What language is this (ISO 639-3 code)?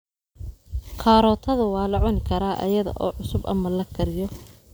som